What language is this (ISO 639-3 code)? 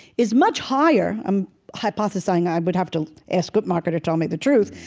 eng